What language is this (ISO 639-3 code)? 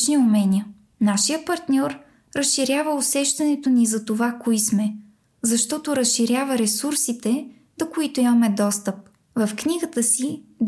bul